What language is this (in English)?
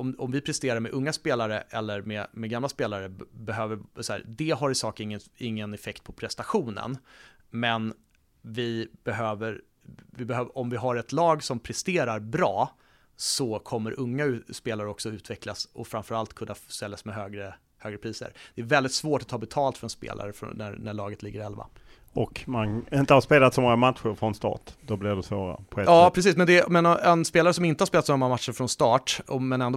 Swedish